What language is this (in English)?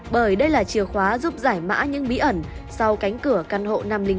Vietnamese